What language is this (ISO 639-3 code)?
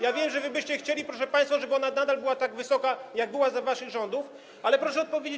pol